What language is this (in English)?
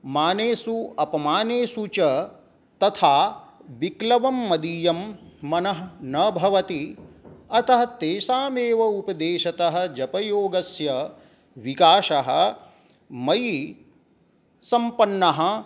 Sanskrit